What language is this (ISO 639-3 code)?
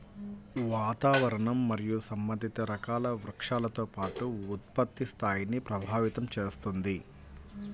tel